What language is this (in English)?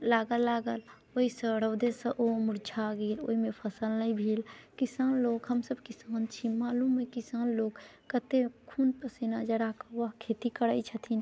Maithili